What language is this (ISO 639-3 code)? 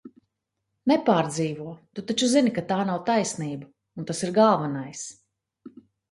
lav